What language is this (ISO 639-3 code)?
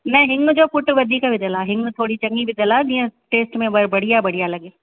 snd